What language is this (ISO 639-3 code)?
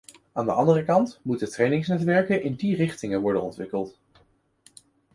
nld